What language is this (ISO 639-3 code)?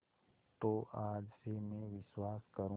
hin